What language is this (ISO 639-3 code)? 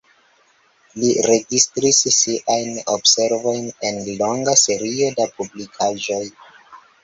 epo